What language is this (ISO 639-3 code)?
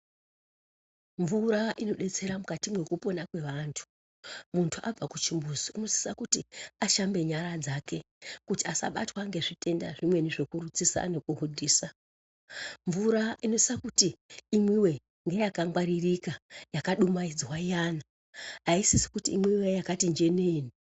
ndc